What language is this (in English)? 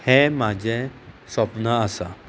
Konkani